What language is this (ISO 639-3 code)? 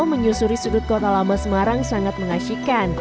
ind